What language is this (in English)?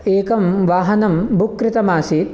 Sanskrit